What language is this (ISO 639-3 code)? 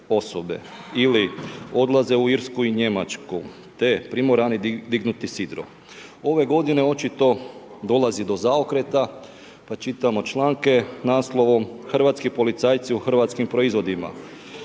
hrv